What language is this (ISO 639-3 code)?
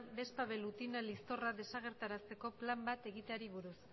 eus